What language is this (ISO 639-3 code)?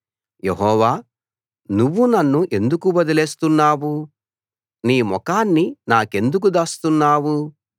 tel